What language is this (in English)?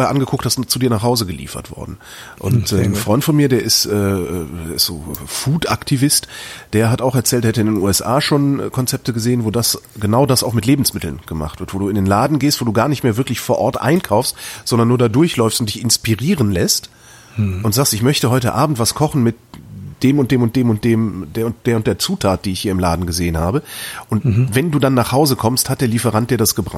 German